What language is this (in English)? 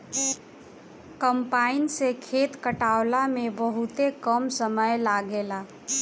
Bhojpuri